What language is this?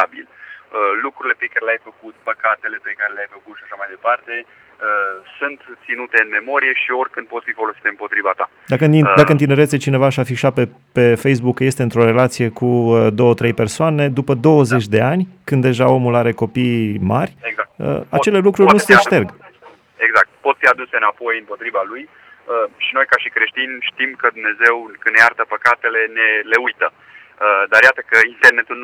Romanian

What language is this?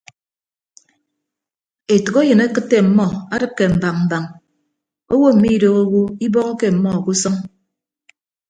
Ibibio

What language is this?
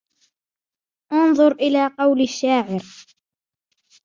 Arabic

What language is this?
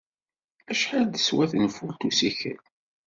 Kabyle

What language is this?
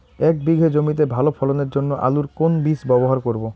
Bangla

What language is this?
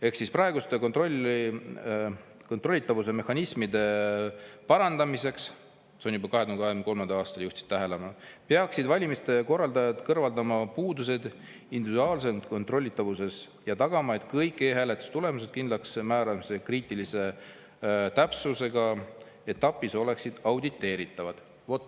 Estonian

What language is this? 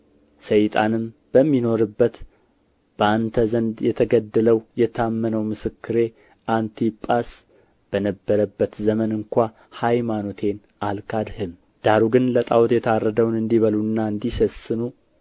Amharic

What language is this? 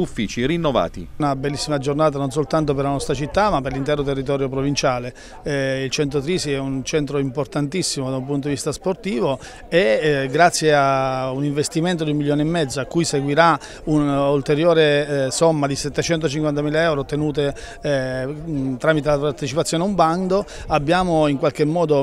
Italian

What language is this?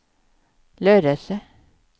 Swedish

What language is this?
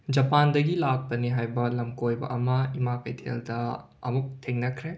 Manipuri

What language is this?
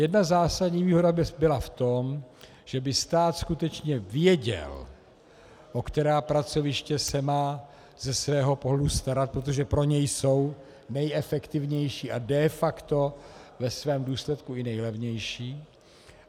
Czech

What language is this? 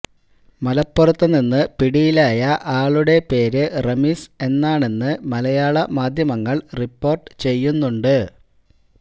Malayalam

